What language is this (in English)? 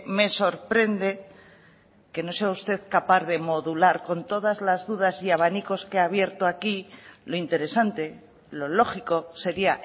Spanish